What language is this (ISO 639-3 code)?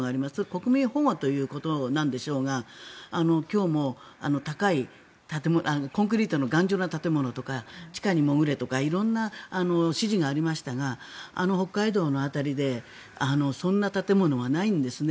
jpn